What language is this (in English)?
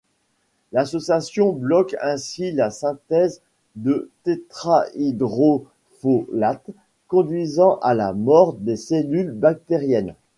French